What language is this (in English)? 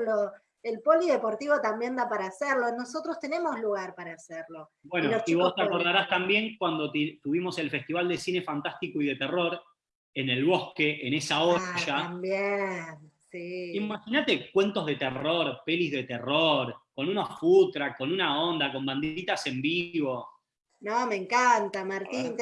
Spanish